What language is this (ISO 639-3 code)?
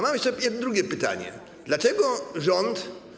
pol